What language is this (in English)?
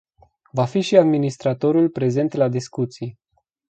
Romanian